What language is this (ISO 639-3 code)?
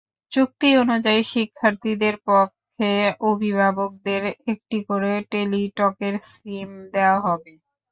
ben